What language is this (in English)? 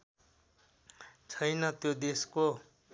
Nepali